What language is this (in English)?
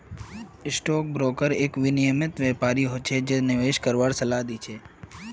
Magahi